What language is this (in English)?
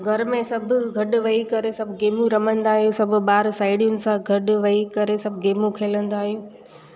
Sindhi